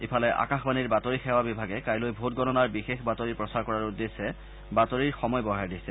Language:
Assamese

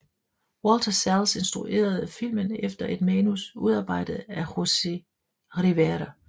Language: Danish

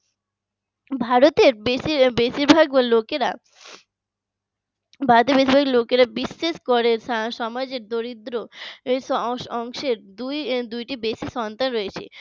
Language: Bangla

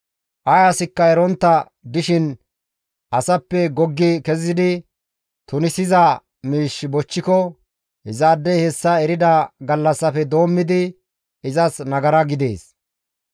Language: Gamo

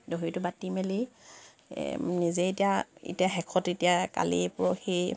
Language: Assamese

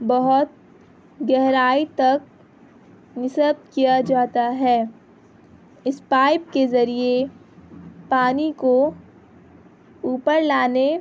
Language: Urdu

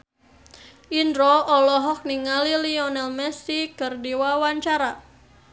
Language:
Sundanese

